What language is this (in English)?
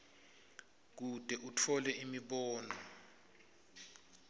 Swati